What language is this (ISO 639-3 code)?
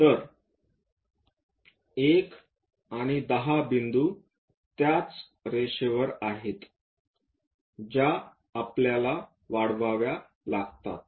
mar